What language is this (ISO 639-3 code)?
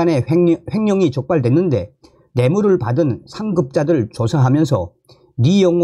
kor